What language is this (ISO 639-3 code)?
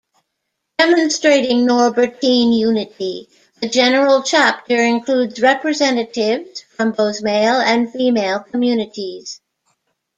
eng